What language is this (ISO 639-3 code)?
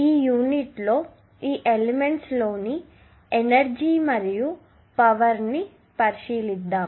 tel